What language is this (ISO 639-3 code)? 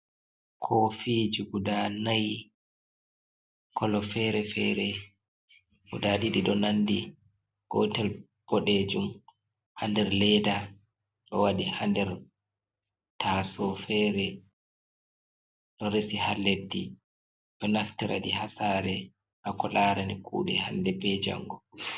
ful